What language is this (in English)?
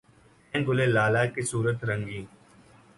Urdu